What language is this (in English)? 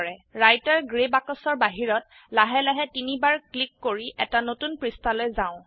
Assamese